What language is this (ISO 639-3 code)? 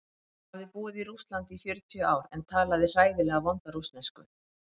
isl